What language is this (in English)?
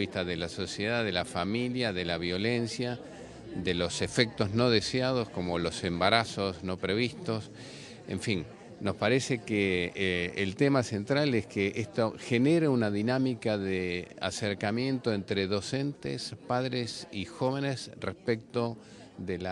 Spanish